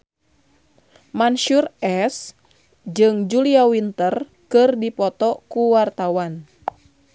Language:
Sundanese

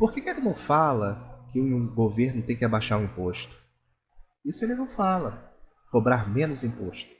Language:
Portuguese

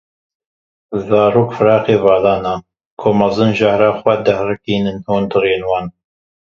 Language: Kurdish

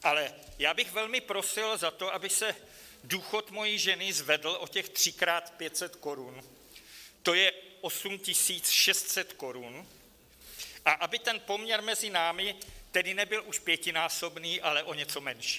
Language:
Czech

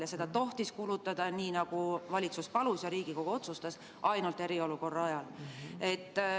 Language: Estonian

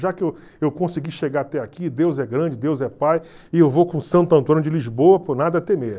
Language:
Portuguese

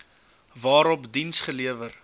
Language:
Afrikaans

